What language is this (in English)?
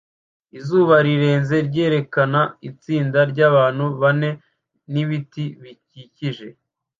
Kinyarwanda